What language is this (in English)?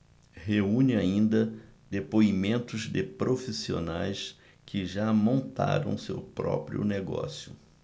Portuguese